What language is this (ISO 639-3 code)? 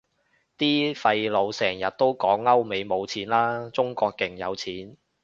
yue